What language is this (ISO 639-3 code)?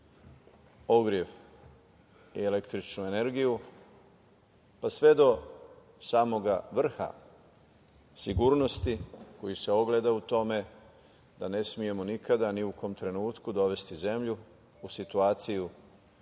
srp